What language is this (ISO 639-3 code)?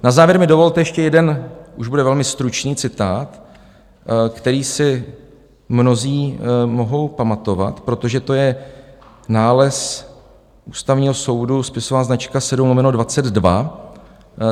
ces